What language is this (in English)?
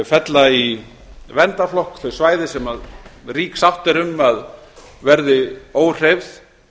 Icelandic